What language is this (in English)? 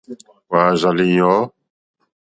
Mokpwe